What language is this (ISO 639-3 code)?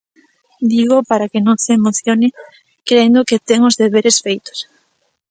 glg